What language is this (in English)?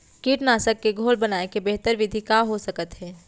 Chhattisgarhi